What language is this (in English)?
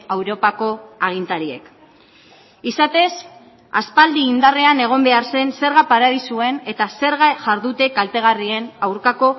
Basque